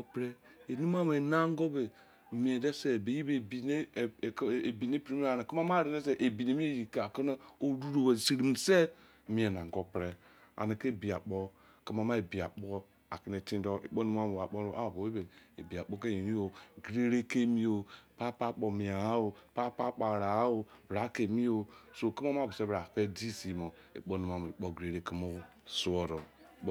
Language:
Izon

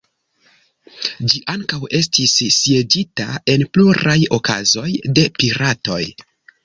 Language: Esperanto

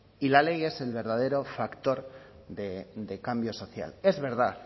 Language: Spanish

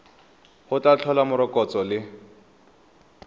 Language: Tswana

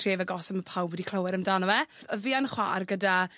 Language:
Welsh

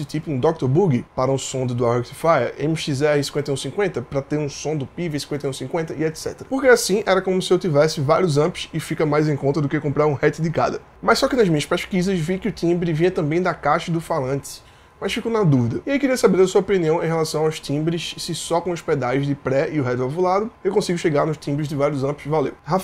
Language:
Portuguese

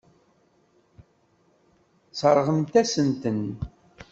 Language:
Kabyle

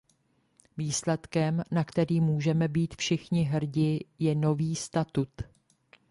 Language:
Czech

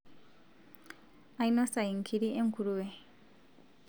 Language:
Masai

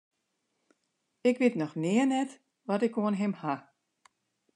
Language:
Western Frisian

